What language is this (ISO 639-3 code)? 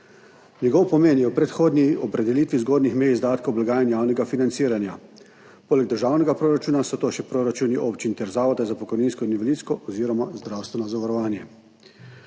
slv